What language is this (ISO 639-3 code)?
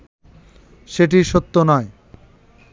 ben